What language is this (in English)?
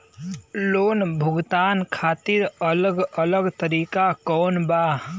Bhojpuri